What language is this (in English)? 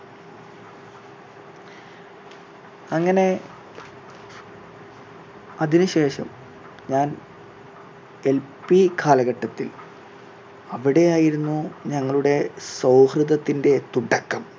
Malayalam